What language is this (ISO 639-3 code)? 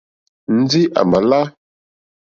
bri